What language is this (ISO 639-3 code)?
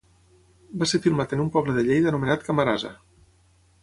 cat